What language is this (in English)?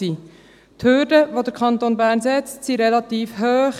Swiss German